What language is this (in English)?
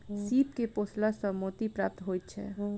Maithili